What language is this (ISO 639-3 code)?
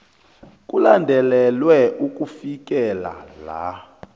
nbl